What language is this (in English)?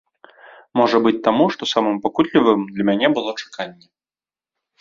Belarusian